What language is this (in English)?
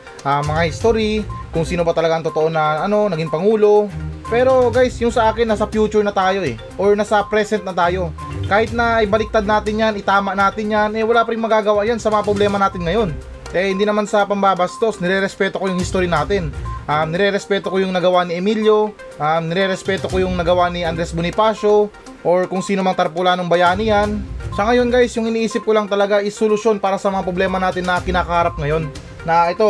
Filipino